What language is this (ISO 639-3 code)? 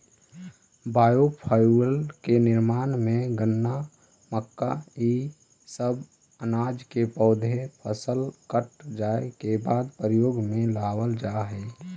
mag